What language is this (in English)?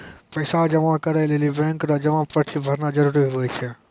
Maithili